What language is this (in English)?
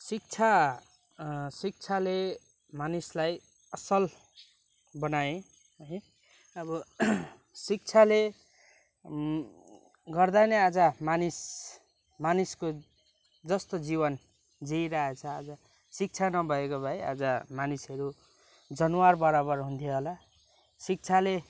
Nepali